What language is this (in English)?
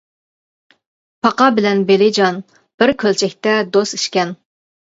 Uyghur